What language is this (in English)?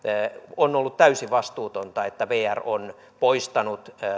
Finnish